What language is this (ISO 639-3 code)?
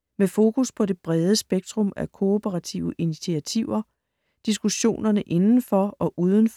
dan